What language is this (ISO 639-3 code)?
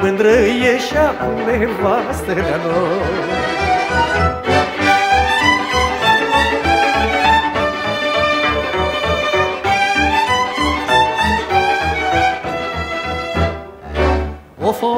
ron